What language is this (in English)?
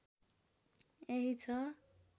Nepali